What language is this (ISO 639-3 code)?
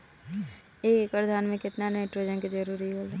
bho